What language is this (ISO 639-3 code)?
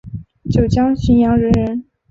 zho